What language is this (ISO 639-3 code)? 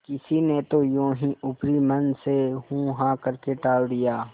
hin